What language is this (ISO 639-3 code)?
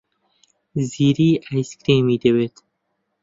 ckb